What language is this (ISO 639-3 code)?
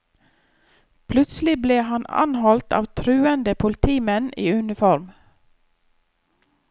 nor